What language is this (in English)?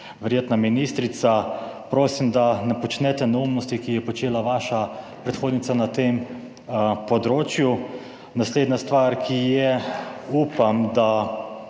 Slovenian